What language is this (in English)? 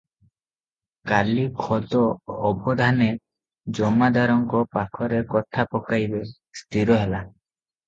Odia